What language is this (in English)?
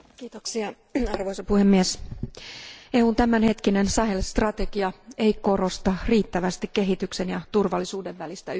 Finnish